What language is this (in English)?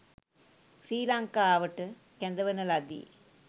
Sinhala